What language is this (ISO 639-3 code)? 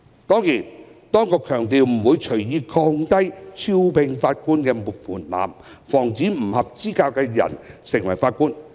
yue